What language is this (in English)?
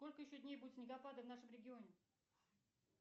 Russian